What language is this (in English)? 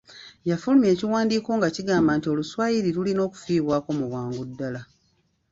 Ganda